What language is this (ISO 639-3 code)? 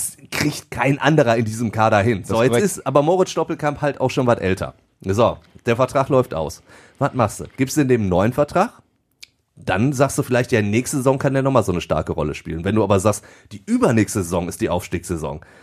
deu